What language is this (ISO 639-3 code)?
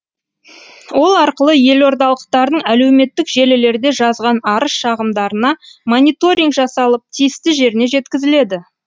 kaz